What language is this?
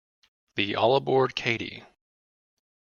English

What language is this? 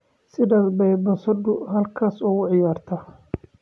Somali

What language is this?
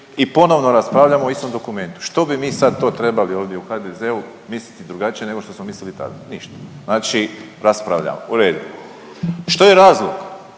Croatian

